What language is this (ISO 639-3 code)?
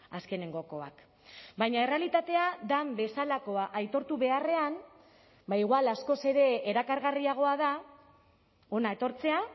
eus